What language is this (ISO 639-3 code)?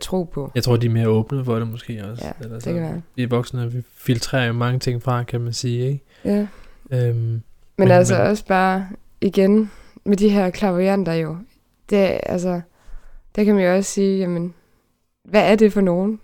dan